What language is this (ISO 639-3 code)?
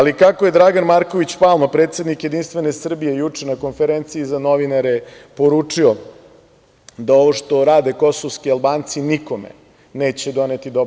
srp